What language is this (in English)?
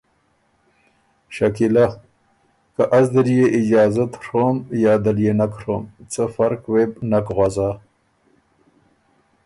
Ormuri